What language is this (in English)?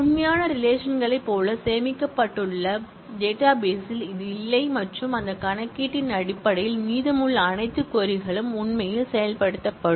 Tamil